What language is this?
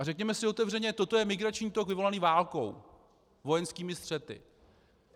Czech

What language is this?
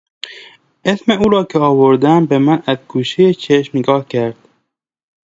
Persian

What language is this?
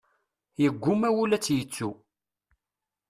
Kabyle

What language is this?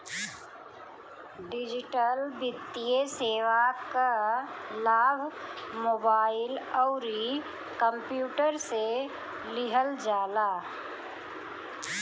Bhojpuri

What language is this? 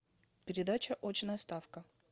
Russian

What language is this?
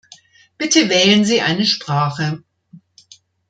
German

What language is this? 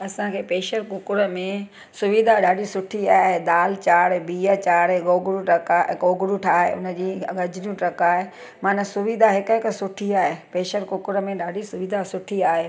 Sindhi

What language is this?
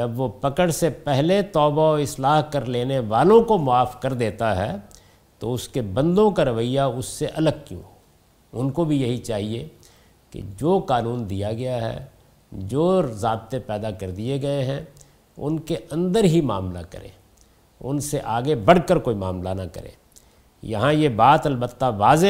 Urdu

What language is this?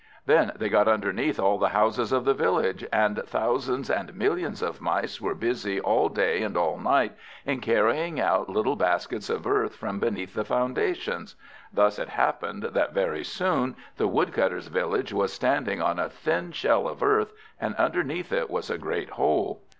English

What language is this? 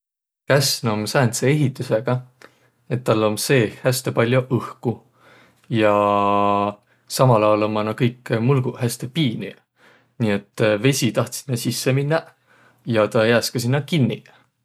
Võro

